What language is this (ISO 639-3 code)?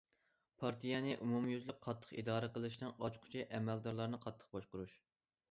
uig